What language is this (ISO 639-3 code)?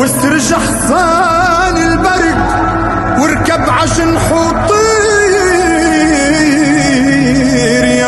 ara